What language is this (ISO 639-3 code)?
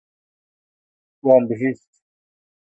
kur